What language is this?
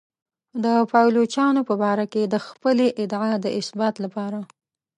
Pashto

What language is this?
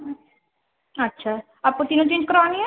Urdu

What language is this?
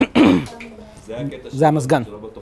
Hebrew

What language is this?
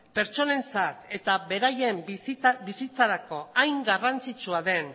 Basque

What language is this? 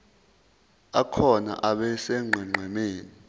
Zulu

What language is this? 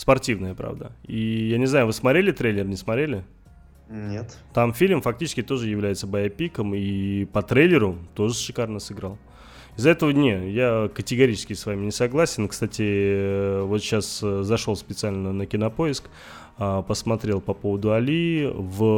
Russian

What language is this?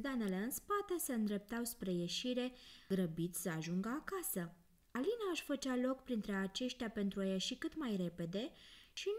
Romanian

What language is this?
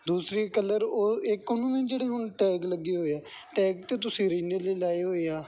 Punjabi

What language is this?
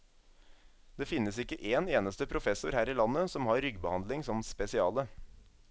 Norwegian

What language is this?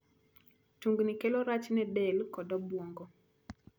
Luo (Kenya and Tanzania)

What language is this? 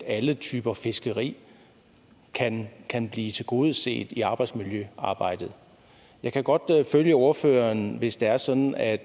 Danish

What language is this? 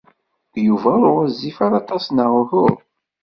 Kabyle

